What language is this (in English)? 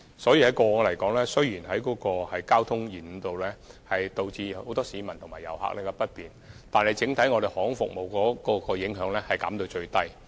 Cantonese